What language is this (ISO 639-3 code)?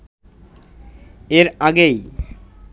ben